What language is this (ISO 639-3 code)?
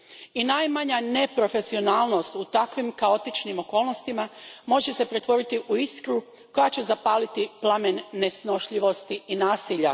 hrv